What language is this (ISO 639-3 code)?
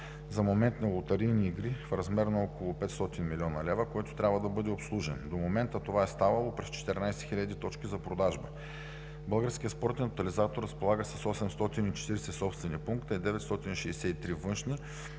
bul